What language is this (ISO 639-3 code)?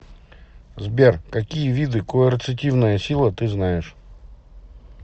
rus